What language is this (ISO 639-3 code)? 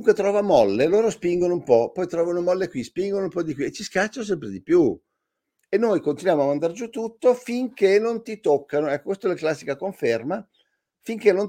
ita